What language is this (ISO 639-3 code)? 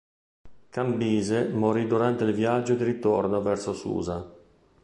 ita